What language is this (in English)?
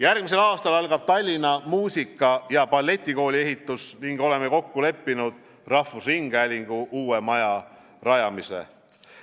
Estonian